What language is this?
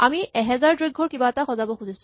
Assamese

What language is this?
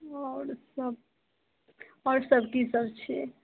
Maithili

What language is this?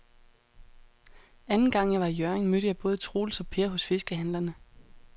Danish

